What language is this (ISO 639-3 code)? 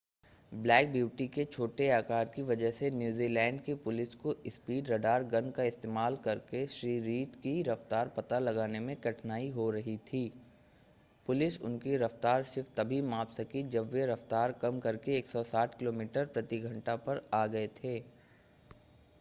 hin